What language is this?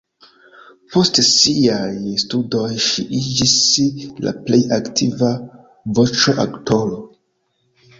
Esperanto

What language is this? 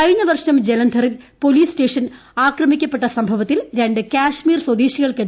Malayalam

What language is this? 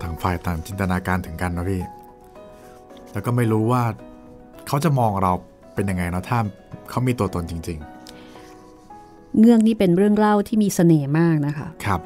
Thai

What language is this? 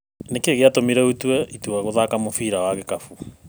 Kikuyu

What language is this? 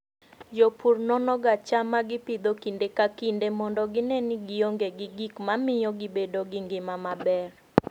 Luo (Kenya and Tanzania)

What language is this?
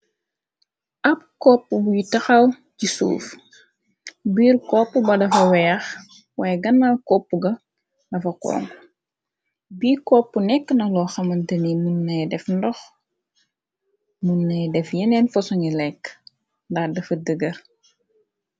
Wolof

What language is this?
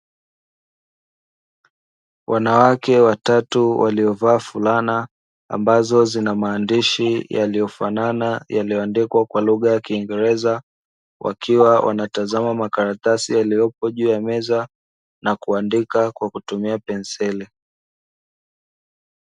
Swahili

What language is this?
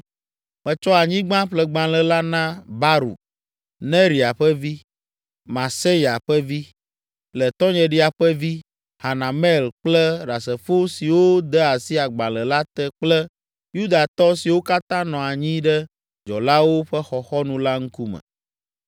Ewe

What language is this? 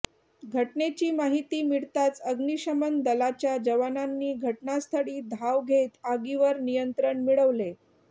Marathi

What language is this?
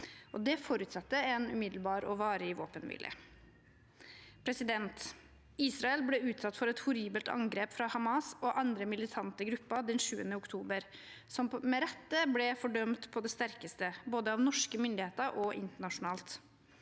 Norwegian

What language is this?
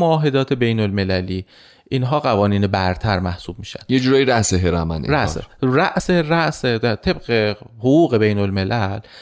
Persian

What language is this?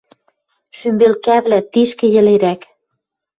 Western Mari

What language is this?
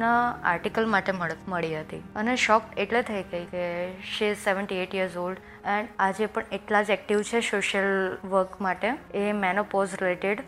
Gujarati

